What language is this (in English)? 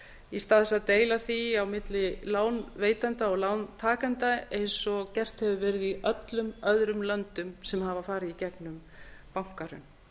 Icelandic